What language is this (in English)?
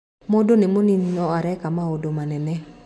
Kikuyu